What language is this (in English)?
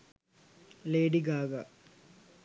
Sinhala